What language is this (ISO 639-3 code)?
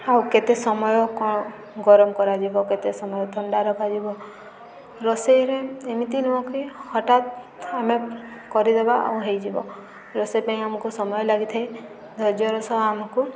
ori